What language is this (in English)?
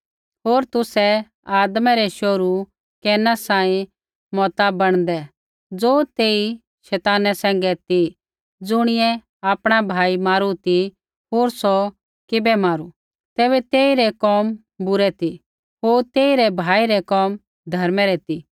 Kullu Pahari